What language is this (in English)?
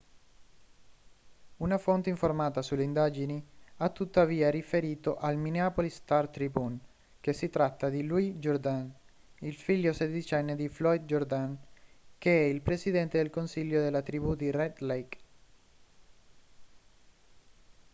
Italian